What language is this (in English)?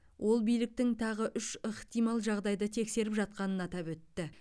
Kazakh